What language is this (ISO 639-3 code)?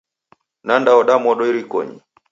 dav